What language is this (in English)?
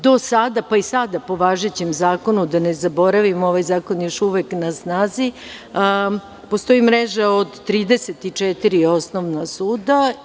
Serbian